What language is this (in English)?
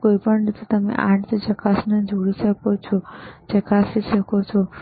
Gujarati